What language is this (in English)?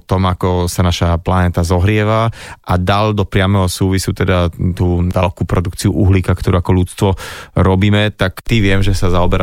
Slovak